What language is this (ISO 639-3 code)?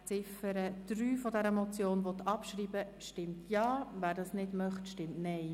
gsw